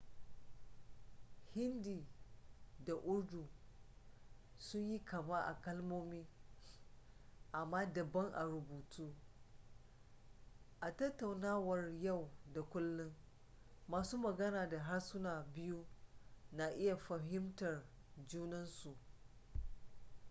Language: Hausa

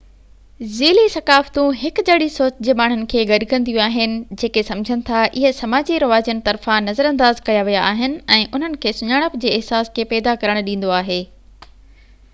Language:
Sindhi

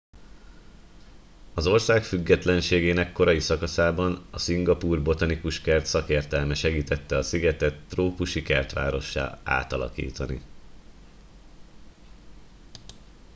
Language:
Hungarian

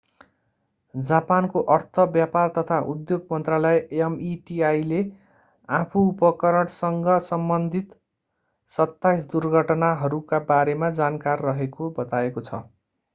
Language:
Nepali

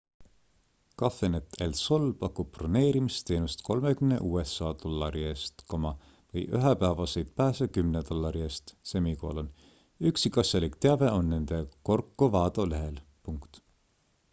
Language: Estonian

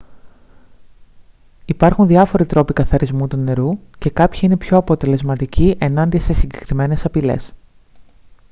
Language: Greek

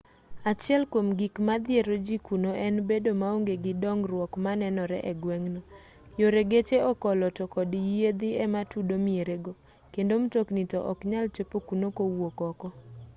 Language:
Luo (Kenya and Tanzania)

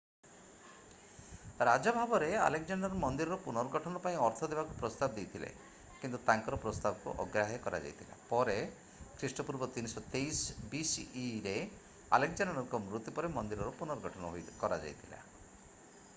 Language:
Odia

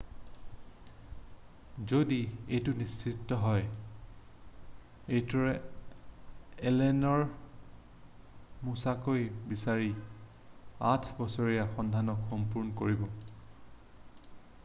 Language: Assamese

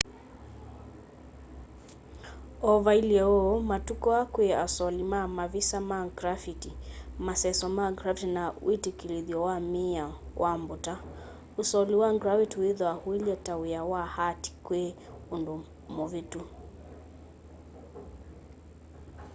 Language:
Kamba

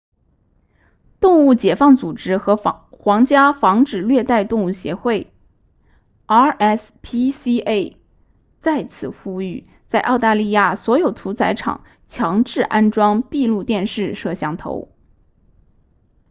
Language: Chinese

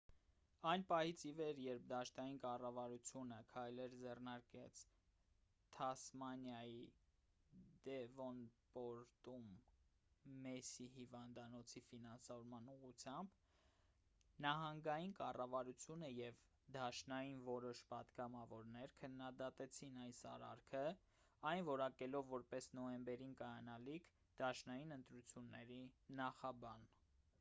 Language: Armenian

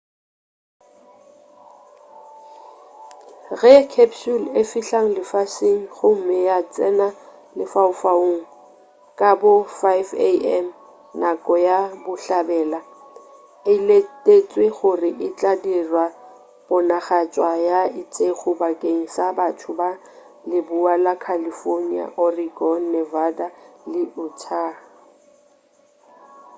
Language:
Northern Sotho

